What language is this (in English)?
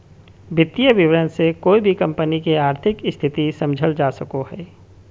Magahi